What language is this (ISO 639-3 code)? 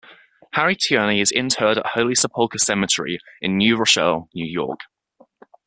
eng